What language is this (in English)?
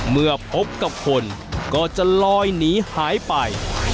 Thai